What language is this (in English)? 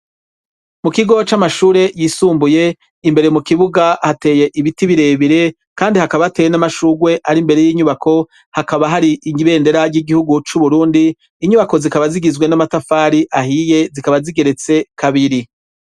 Rundi